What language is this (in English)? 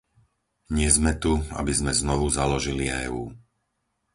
Slovak